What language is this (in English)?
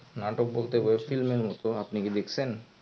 Bangla